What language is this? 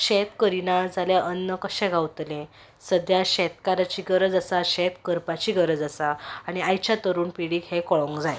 Konkani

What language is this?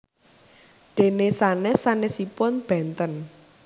Javanese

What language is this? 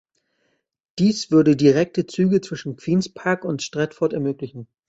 German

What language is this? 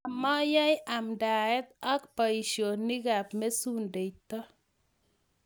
Kalenjin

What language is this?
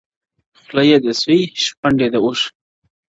Pashto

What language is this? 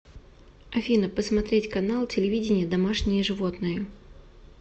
Russian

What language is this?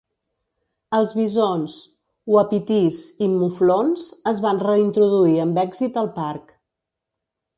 Catalan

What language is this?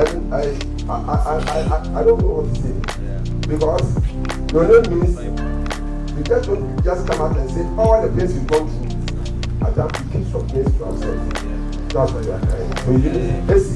English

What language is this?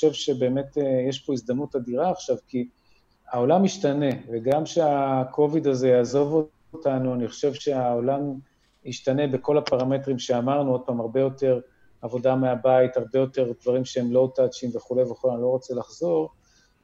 Hebrew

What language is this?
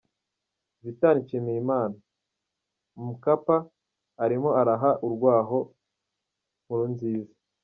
Kinyarwanda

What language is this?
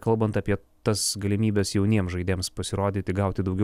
Lithuanian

